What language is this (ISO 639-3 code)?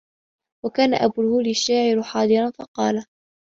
ara